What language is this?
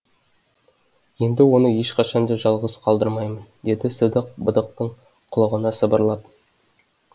Kazakh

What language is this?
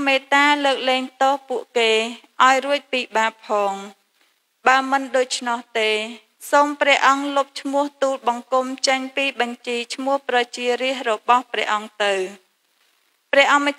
Indonesian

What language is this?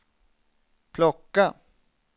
Swedish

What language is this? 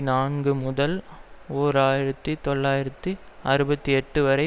Tamil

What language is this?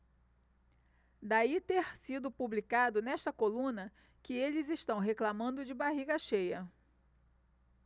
Portuguese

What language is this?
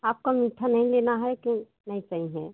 Hindi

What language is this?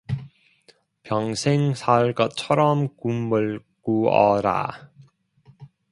Korean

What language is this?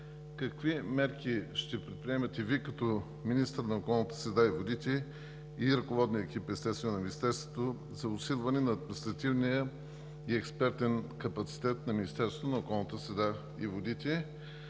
Bulgarian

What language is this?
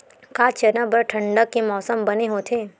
Chhattisgarhi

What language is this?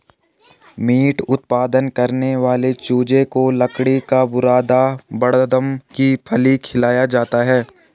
Hindi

